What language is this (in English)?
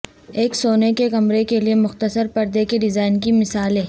Urdu